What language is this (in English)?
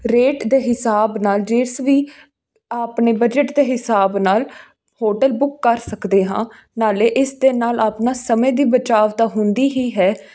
Punjabi